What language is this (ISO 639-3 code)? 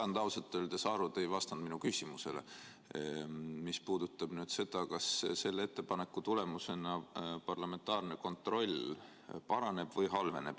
est